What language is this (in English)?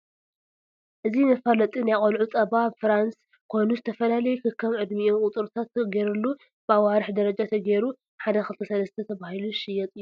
Tigrinya